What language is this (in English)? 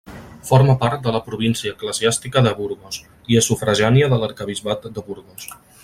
Catalan